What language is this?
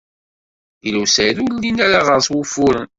Kabyle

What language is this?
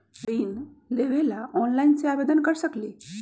Magahi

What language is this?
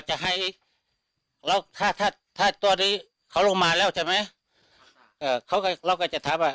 Thai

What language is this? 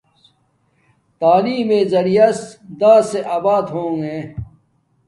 Domaaki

